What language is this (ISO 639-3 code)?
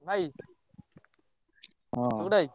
ori